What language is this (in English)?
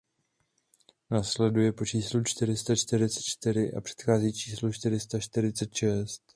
Czech